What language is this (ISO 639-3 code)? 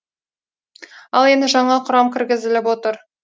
kaz